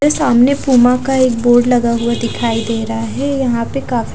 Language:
Hindi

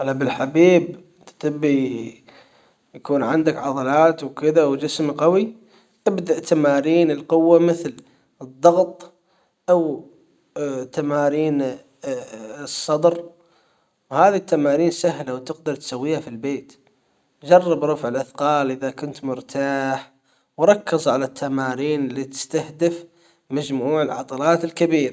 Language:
Hijazi Arabic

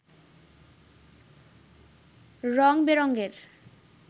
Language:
Bangla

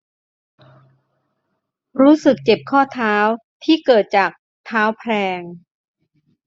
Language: Thai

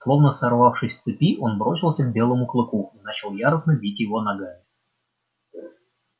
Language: Russian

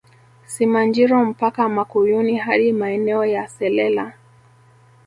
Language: Swahili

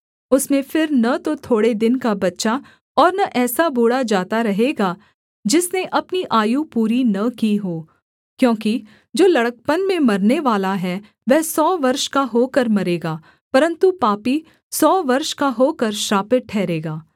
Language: Hindi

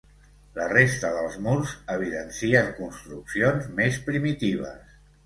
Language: Catalan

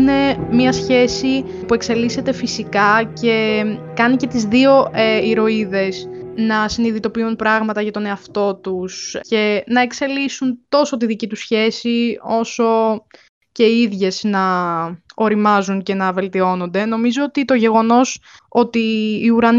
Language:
Greek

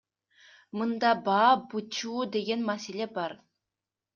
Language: Kyrgyz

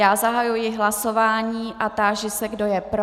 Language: Czech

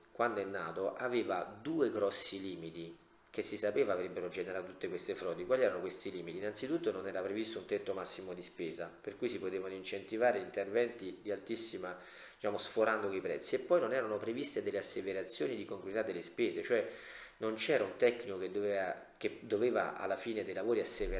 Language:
Italian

